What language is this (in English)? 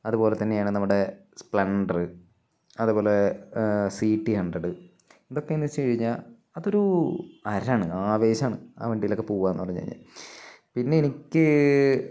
Malayalam